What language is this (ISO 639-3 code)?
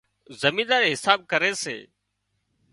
kxp